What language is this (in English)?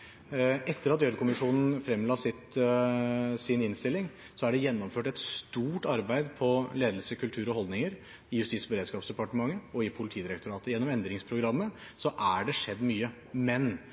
Norwegian Bokmål